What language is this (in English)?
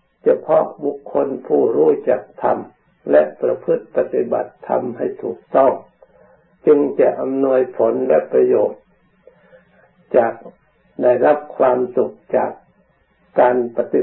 Thai